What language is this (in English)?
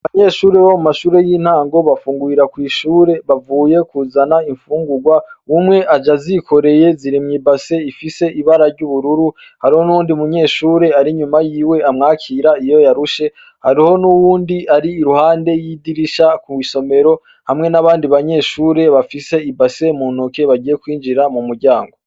Rundi